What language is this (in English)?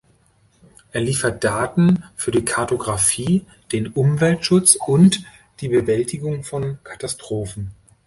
German